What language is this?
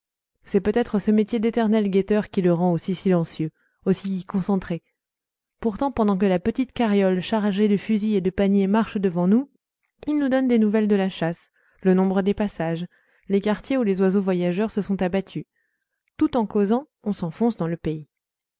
French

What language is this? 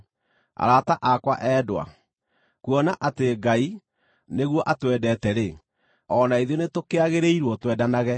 Kikuyu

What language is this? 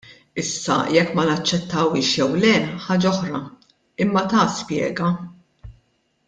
Maltese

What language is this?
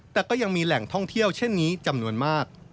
Thai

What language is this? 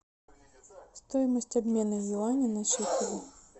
Russian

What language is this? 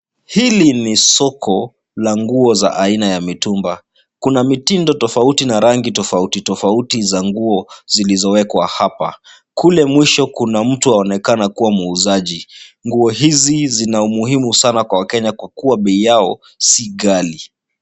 Swahili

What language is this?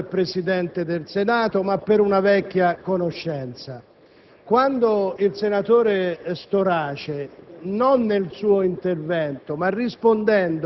Italian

